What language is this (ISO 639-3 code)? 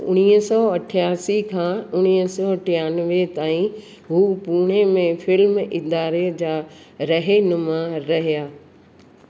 snd